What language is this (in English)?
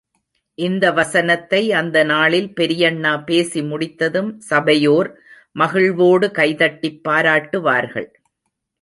Tamil